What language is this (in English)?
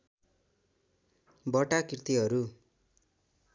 Nepali